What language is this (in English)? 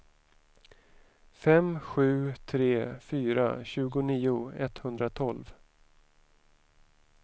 Swedish